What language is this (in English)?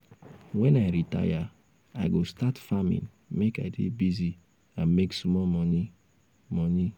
Nigerian Pidgin